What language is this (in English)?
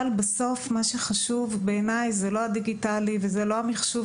Hebrew